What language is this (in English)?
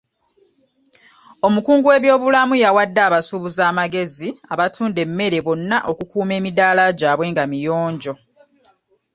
Ganda